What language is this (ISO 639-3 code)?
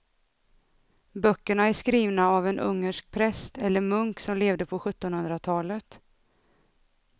swe